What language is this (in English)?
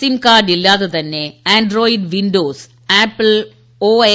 Malayalam